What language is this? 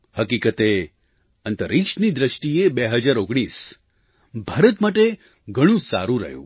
Gujarati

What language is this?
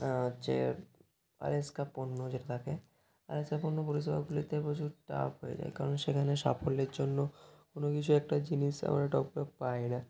Bangla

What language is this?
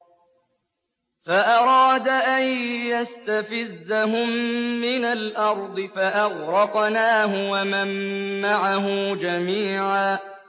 Arabic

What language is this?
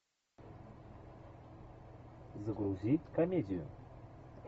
Russian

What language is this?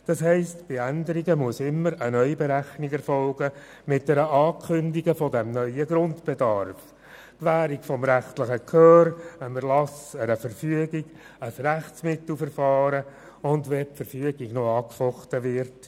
Swiss German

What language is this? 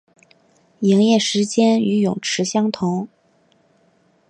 Chinese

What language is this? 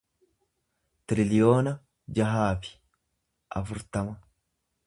Oromo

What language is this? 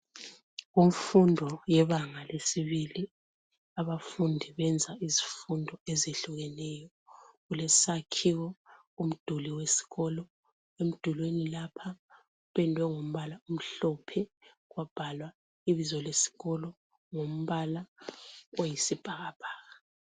North Ndebele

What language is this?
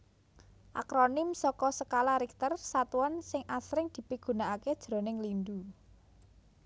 Javanese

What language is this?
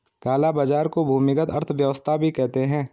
Hindi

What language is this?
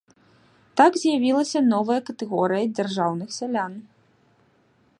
Belarusian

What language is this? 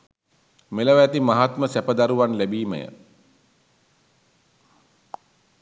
Sinhala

